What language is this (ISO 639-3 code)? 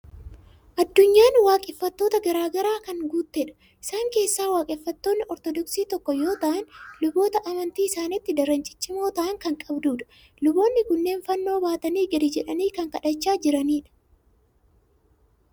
orm